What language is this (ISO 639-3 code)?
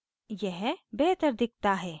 hin